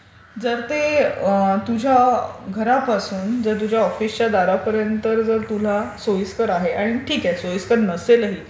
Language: Marathi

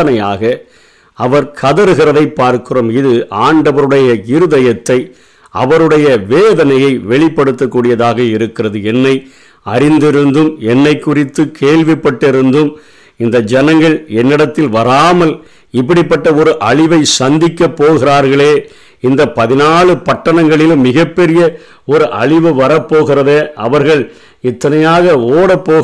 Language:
Tamil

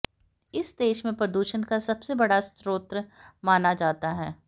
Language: Hindi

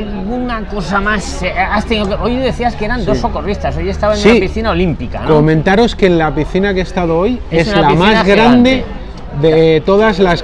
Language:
Spanish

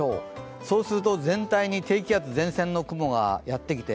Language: Japanese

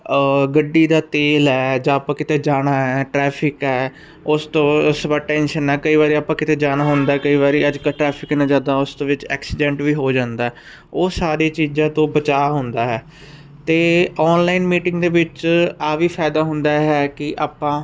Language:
Punjabi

